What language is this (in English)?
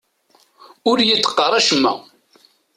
Kabyle